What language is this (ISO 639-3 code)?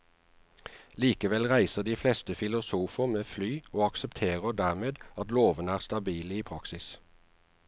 nor